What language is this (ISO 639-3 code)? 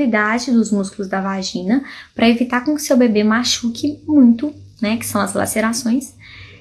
por